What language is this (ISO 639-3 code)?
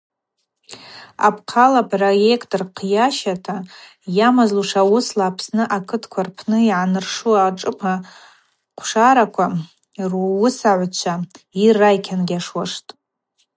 abq